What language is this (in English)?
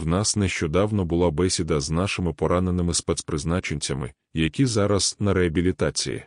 Ukrainian